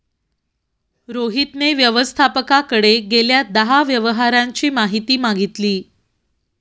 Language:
Marathi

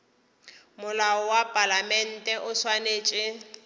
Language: Northern Sotho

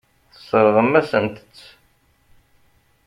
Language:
Kabyle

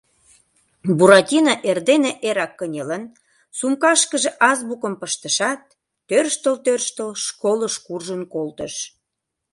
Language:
Mari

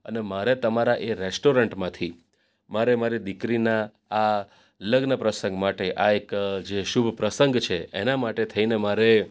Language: Gujarati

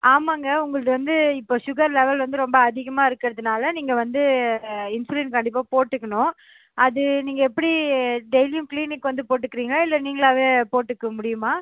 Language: Tamil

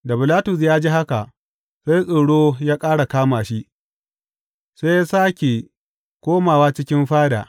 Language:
Hausa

